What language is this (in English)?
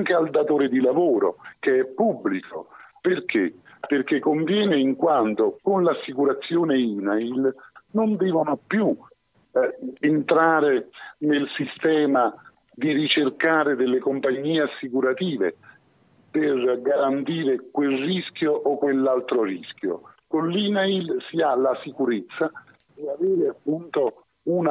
Italian